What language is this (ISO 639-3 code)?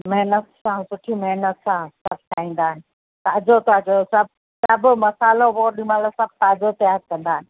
snd